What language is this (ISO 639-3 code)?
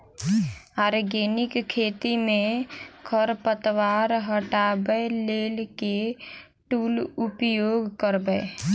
mai